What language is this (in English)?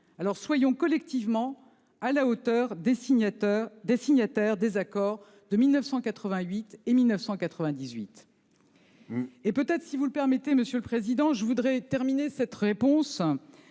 French